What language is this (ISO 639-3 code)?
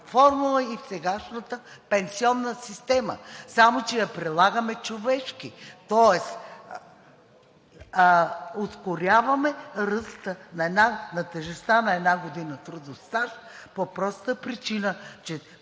bul